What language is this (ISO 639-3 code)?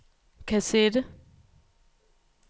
dan